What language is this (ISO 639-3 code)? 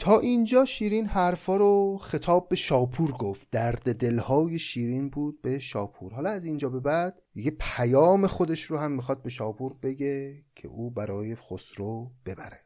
fas